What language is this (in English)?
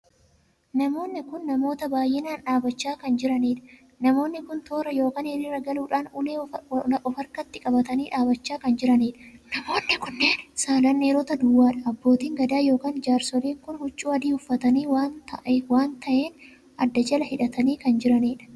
Oromo